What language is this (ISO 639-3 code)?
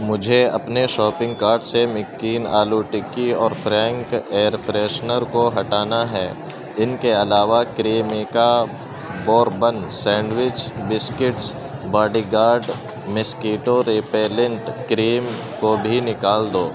urd